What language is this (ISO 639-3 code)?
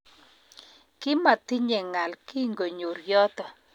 kln